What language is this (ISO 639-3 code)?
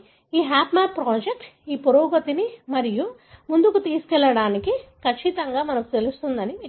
tel